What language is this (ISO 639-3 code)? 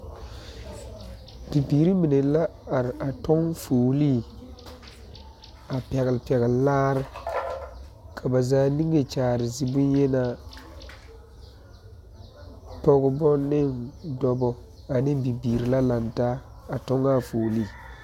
dga